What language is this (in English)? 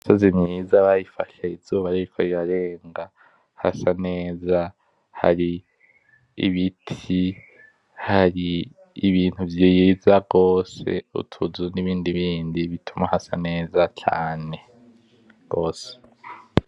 Rundi